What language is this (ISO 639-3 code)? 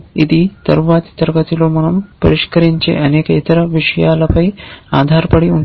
tel